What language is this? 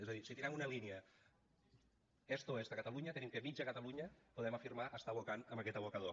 Catalan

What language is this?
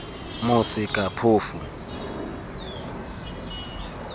Tswana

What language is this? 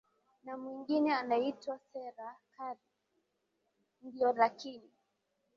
Swahili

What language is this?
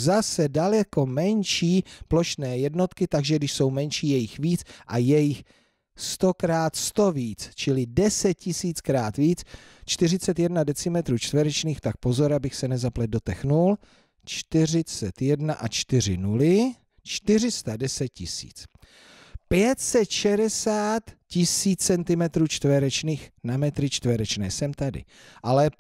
Czech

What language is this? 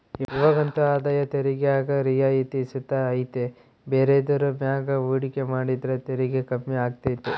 Kannada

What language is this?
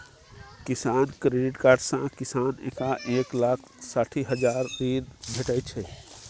Maithili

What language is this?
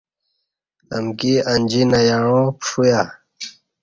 Kati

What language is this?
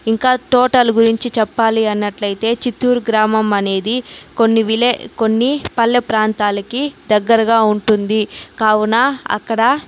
Telugu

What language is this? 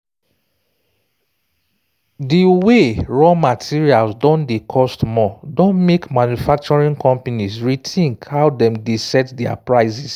Nigerian Pidgin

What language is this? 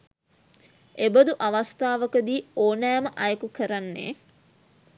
Sinhala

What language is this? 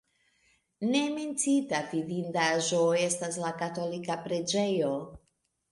Esperanto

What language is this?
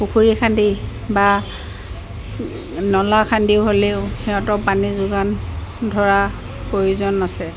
Assamese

